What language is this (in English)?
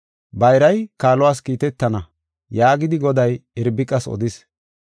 Gofa